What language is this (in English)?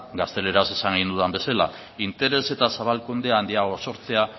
Basque